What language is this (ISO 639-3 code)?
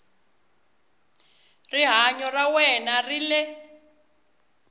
tso